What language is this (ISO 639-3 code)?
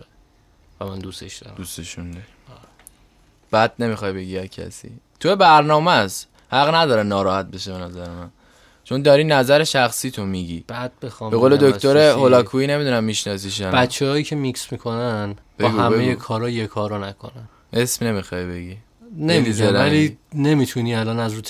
fas